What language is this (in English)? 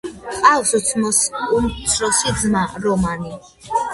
Georgian